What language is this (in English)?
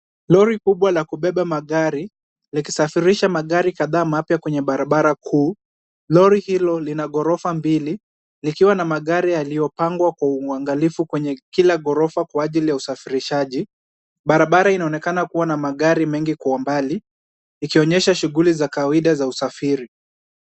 Swahili